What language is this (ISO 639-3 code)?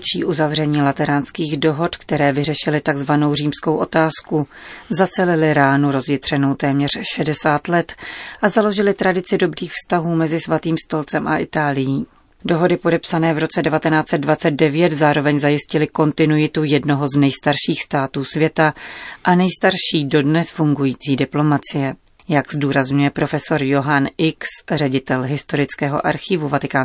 ces